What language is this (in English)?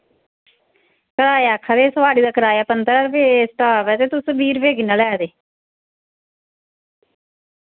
Dogri